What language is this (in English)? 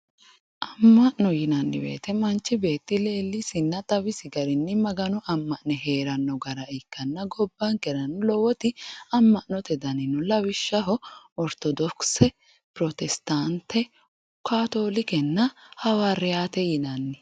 Sidamo